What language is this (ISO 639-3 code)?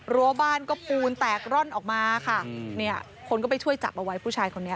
tha